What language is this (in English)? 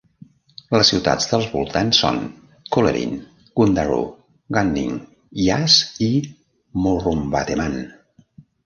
Catalan